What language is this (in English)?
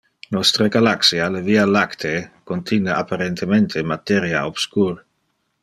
Interlingua